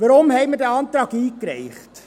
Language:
Swiss German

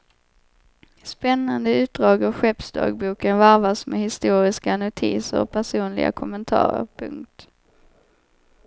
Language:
Swedish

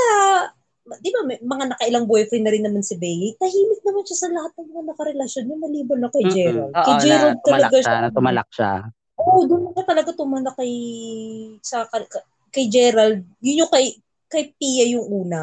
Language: Filipino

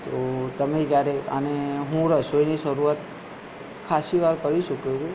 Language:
Gujarati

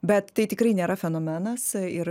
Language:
Lithuanian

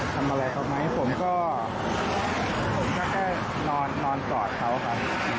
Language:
Thai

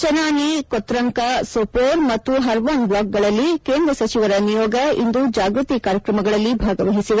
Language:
Kannada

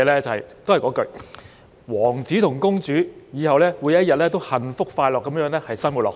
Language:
Cantonese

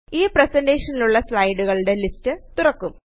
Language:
Malayalam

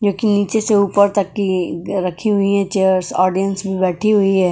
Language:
Hindi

